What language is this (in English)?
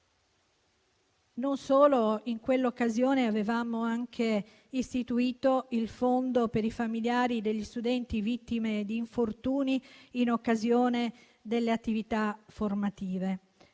Italian